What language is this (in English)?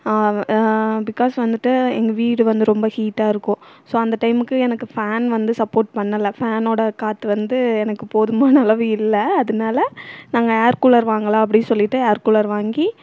Tamil